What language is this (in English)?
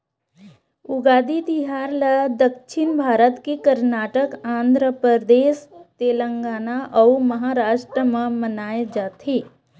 Chhattisgarhi